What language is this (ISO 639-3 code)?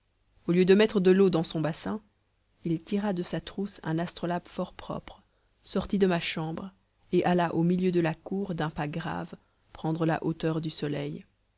fra